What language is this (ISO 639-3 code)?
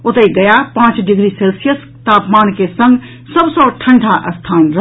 mai